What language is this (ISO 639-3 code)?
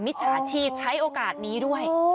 tha